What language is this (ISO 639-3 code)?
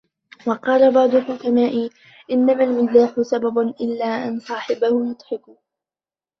ara